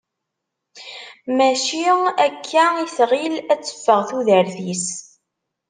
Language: Kabyle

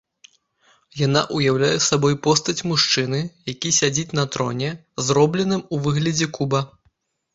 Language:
Belarusian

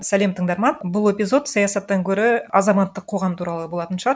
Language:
Kazakh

